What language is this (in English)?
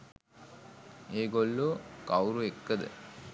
Sinhala